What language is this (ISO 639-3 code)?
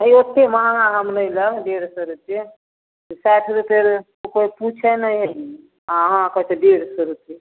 mai